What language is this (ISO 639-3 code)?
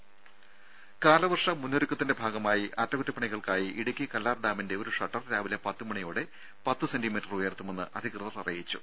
mal